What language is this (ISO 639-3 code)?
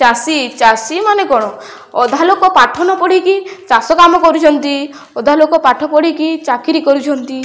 ori